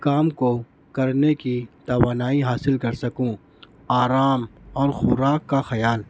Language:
Urdu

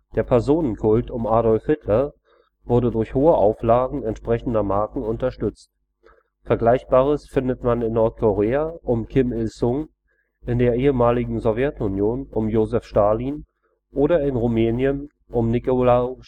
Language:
German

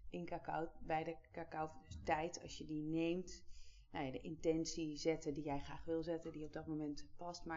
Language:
Dutch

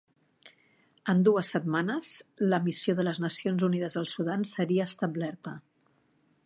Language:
Catalan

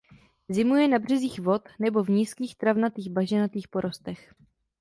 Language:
Czech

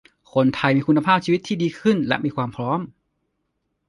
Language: Thai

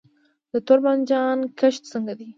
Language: Pashto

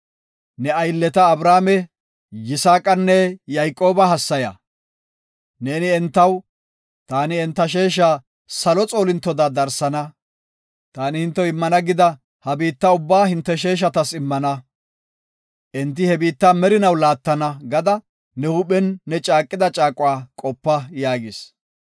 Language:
Gofa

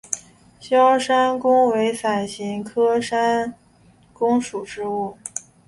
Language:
Chinese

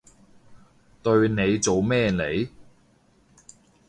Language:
Cantonese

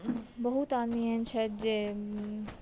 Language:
Maithili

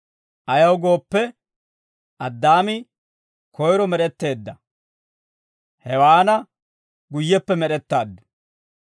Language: Dawro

